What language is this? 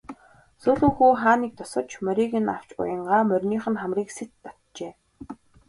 Mongolian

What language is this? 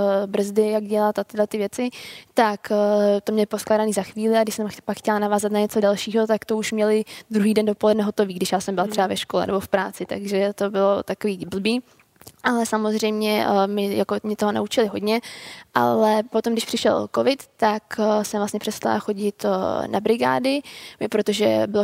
Czech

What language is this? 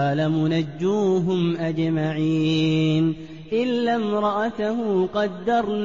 Arabic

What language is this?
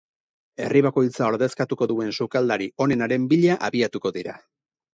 Basque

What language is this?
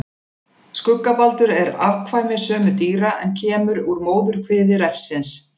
Icelandic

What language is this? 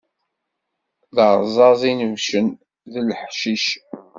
Kabyle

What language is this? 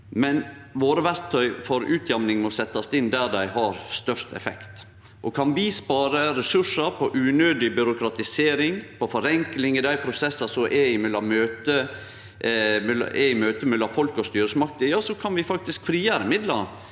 Norwegian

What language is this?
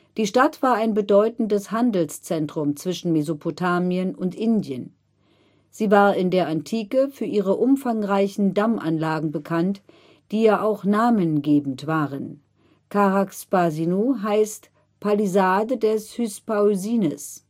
German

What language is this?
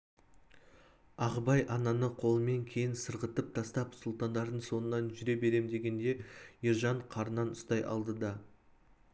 Kazakh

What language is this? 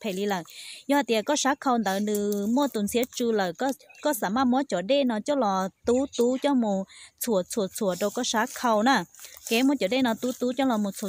Thai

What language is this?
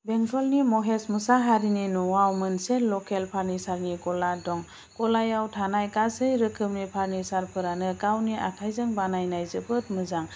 Bodo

